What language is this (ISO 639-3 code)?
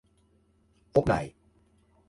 fry